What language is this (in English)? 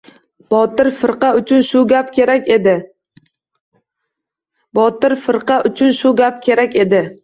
Uzbek